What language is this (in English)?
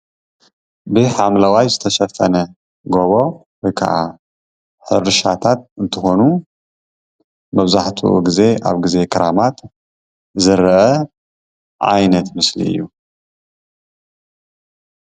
Tigrinya